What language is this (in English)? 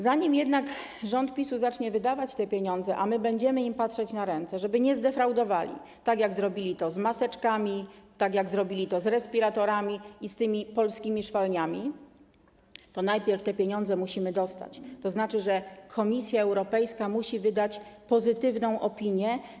Polish